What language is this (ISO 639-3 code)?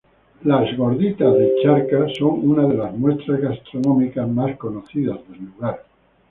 spa